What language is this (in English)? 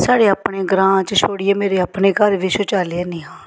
Dogri